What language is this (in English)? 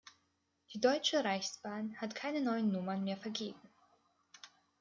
German